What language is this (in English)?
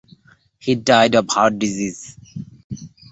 English